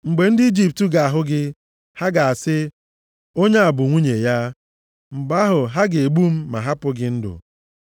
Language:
Igbo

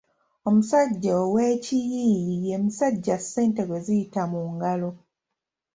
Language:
Ganda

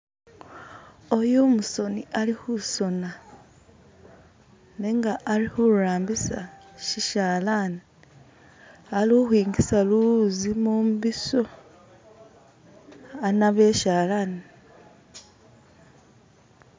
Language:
Masaaba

